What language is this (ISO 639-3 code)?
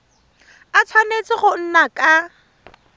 tsn